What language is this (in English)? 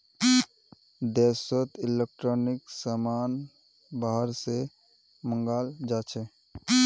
Magahi